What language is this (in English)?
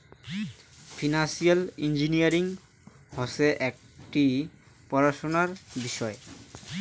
Bangla